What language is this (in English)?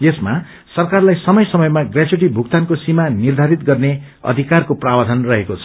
Nepali